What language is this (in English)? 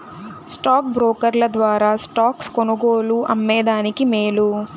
Telugu